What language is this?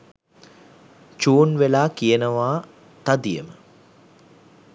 Sinhala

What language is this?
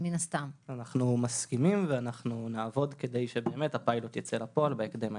Hebrew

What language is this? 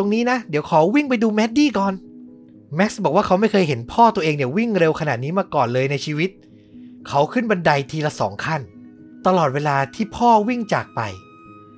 Thai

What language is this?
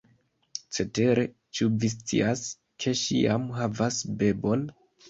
Esperanto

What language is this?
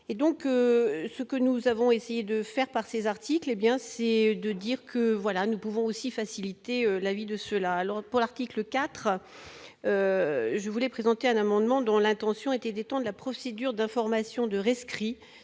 French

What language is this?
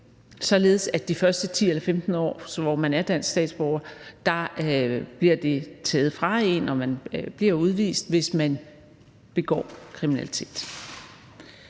Danish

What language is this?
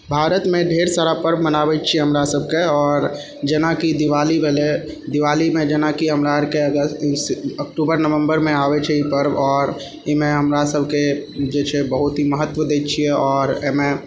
Maithili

